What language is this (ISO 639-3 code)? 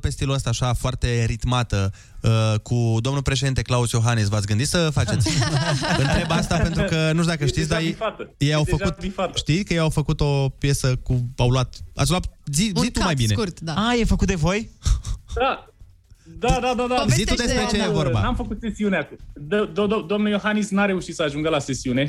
ron